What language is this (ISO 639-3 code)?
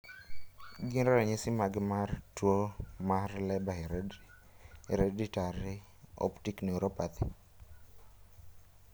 luo